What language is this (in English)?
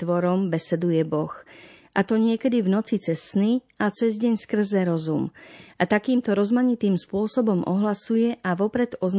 Slovak